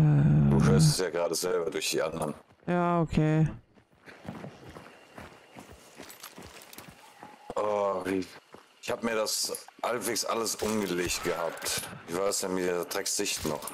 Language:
German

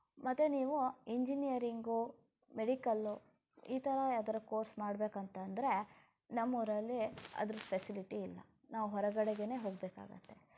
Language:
Kannada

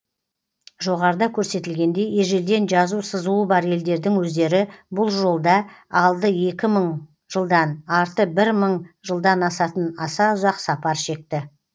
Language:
Kazakh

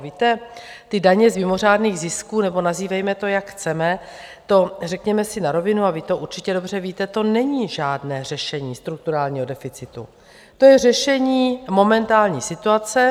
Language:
Czech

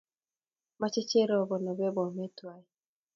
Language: Kalenjin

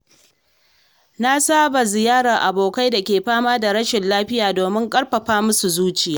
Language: Hausa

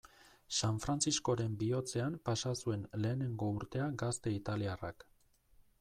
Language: Basque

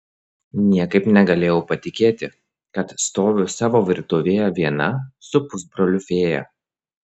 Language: Lithuanian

